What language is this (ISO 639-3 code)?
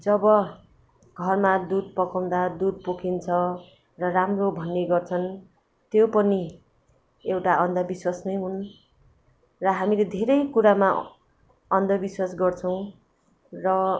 nep